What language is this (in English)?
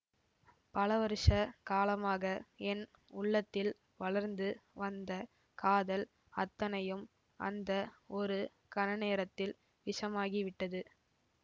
Tamil